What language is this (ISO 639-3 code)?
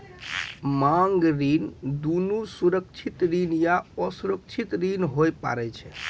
mai